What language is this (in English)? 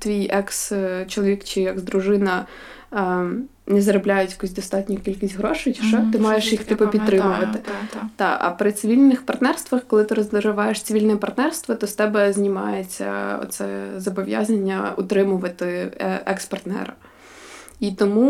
Ukrainian